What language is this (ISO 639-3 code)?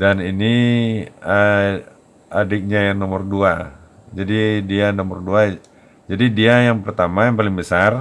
ind